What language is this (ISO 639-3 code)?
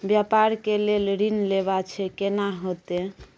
mai